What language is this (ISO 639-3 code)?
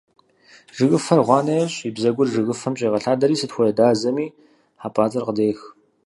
kbd